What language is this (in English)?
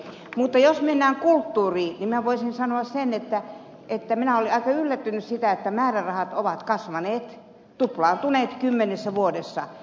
Finnish